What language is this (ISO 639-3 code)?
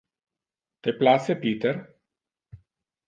ina